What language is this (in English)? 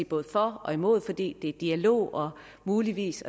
Danish